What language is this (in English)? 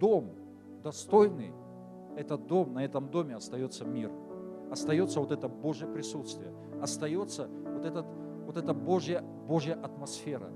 Russian